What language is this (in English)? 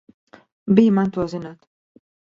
Latvian